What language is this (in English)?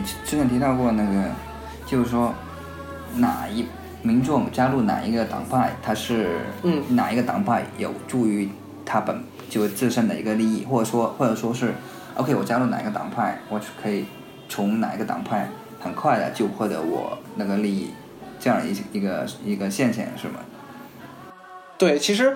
Chinese